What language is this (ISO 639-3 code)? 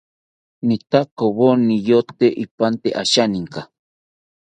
cpy